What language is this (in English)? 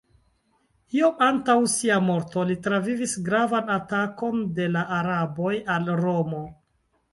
Esperanto